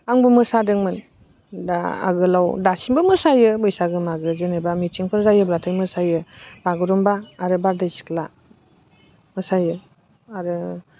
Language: Bodo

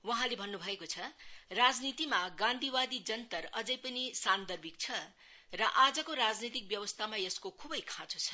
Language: Nepali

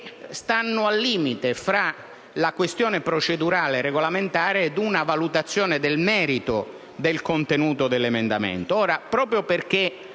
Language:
Italian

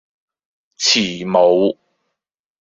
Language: Cantonese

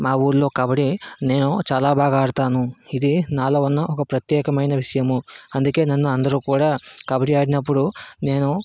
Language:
Telugu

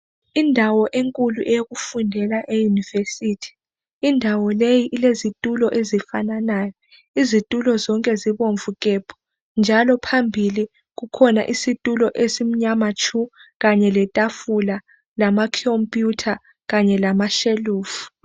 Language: North Ndebele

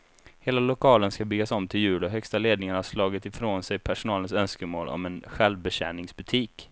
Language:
Swedish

